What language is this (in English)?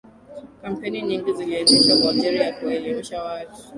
Swahili